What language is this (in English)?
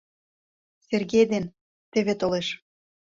Mari